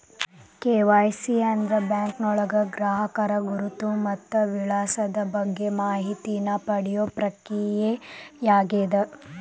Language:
Kannada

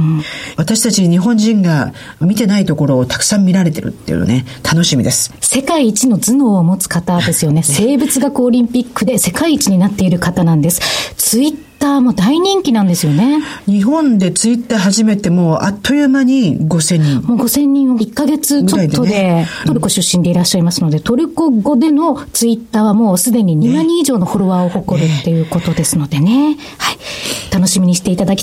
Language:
Japanese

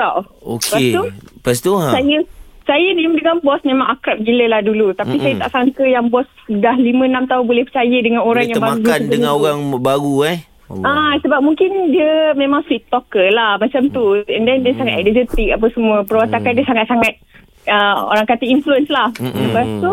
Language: Malay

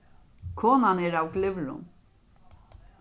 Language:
Faroese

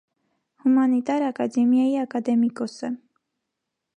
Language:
Armenian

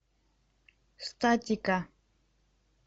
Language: Russian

